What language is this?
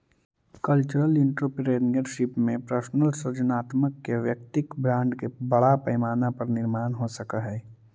Magahi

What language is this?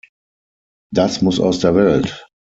German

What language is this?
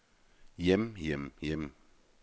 Norwegian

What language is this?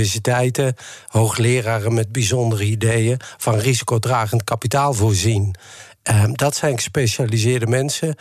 Dutch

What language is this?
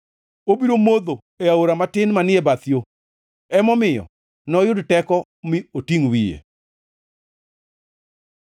Luo (Kenya and Tanzania)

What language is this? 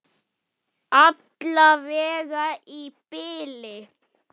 Icelandic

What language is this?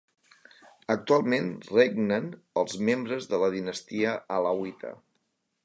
Catalan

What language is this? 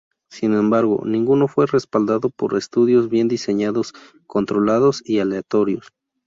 Spanish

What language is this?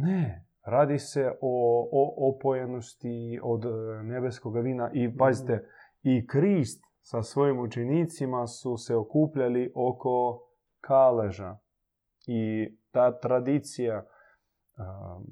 Croatian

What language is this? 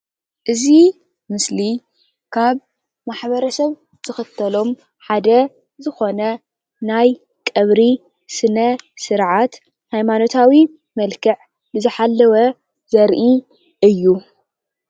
Tigrinya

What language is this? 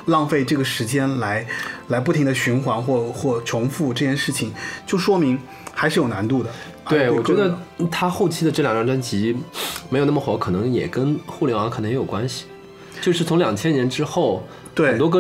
Chinese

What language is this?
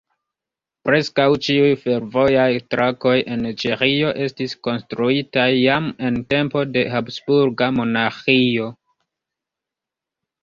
Esperanto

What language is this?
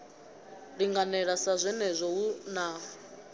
Venda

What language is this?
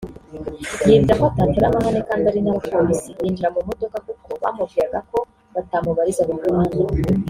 Kinyarwanda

